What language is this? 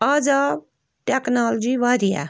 Kashmiri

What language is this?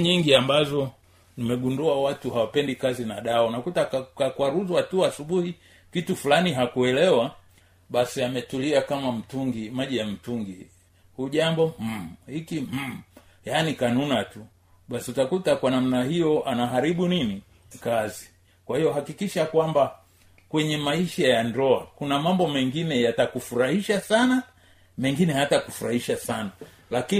Swahili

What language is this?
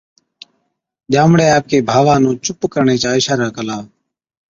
Od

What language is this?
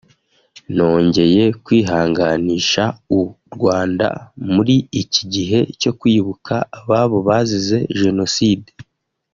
Kinyarwanda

